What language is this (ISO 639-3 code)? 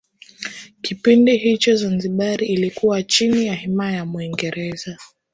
swa